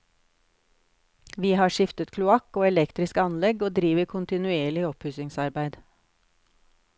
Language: Norwegian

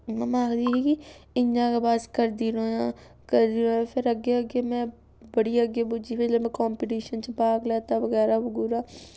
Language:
Dogri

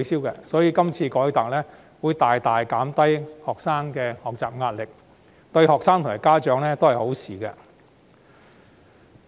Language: Cantonese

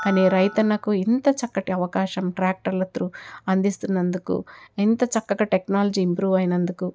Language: Telugu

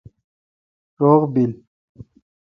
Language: Kalkoti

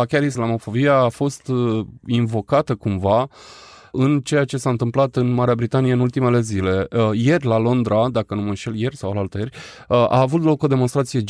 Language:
Romanian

